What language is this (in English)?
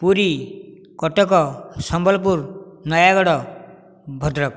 Odia